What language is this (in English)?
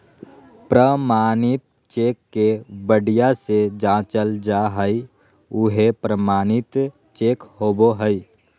Magahi